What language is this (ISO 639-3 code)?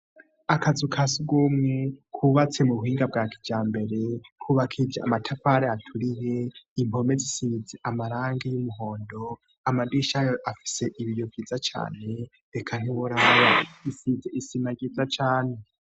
run